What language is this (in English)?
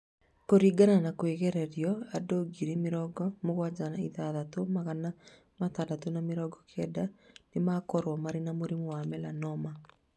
Kikuyu